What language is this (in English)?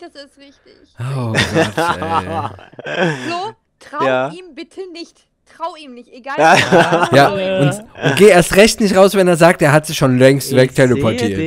German